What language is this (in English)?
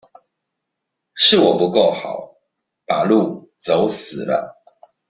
Chinese